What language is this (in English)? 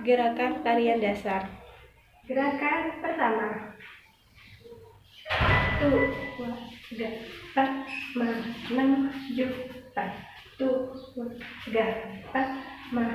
Indonesian